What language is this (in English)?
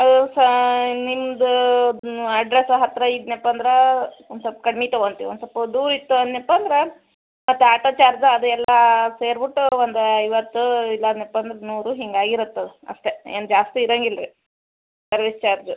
Kannada